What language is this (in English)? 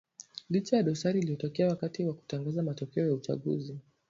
Swahili